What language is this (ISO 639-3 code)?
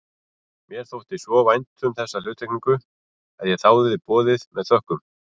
isl